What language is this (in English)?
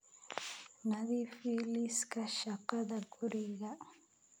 Somali